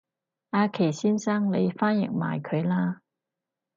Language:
Cantonese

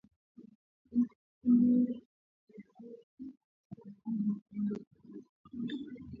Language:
Swahili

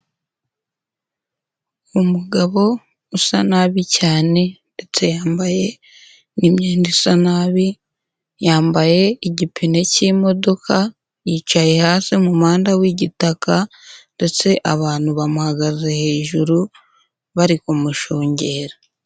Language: Kinyarwanda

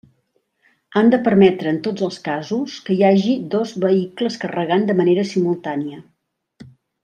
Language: Catalan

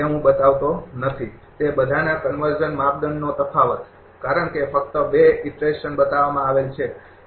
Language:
Gujarati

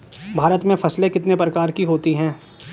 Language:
Hindi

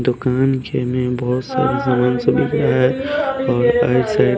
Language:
Hindi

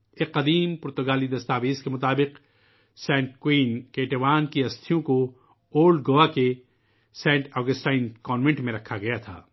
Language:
Urdu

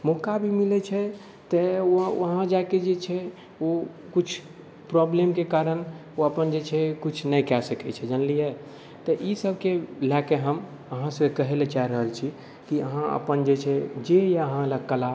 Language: Maithili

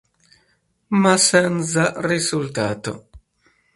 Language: Italian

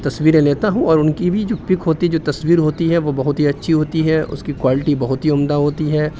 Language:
Urdu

